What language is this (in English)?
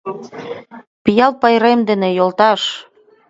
Mari